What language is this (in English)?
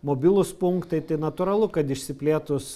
Lithuanian